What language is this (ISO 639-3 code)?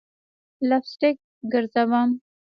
pus